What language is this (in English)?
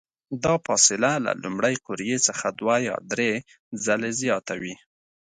Pashto